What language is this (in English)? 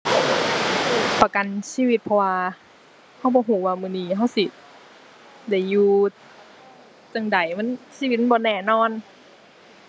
Thai